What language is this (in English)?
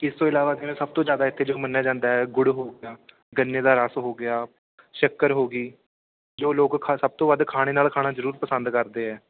Punjabi